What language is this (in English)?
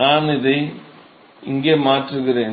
Tamil